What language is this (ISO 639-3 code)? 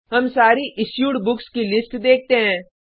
hin